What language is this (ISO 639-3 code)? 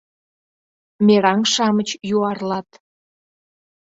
chm